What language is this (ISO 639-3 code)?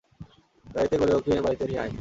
ben